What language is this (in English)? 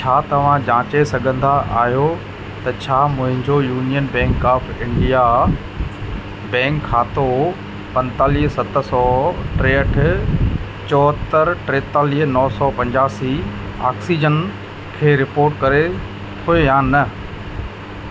Sindhi